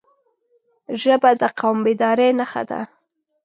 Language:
Pashto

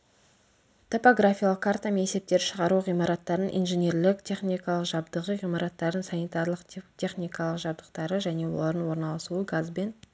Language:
Kazakh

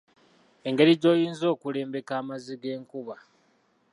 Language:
Ganda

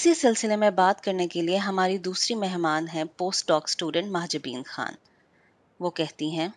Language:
Urdu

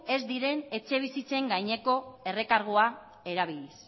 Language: Basque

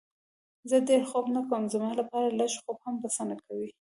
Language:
Pashto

